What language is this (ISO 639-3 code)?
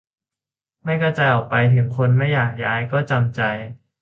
tha